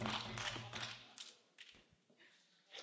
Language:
French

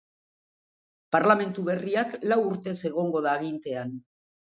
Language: Basque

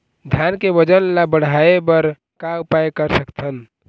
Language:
Chhattisgarhi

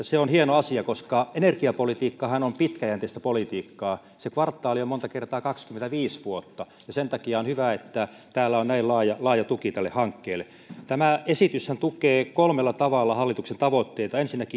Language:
Finnish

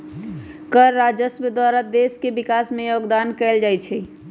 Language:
Magahi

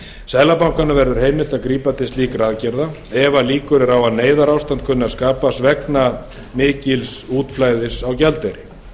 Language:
Icelandic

